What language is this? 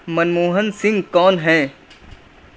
Urdu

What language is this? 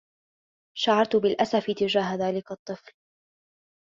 Arabic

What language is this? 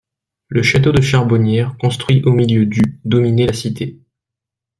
French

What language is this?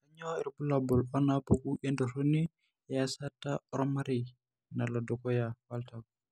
Masai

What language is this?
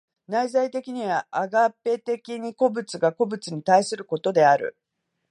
Japanese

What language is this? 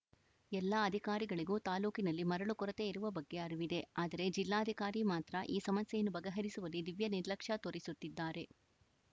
Kannada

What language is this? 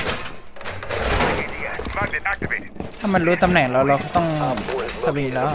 Thai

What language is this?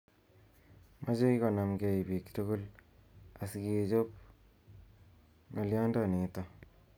Kalenjin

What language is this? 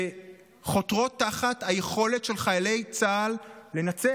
Hebrew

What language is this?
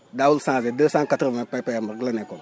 Wolof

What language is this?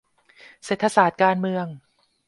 Thai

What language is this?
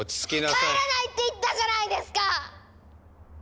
Japanese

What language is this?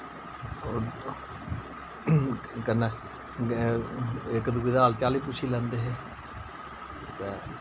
Dogri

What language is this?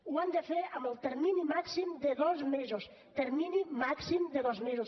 Catalan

